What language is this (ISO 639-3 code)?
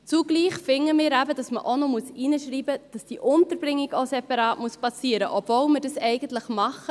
gsw